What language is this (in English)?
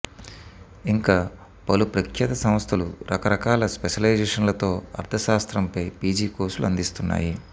Telugu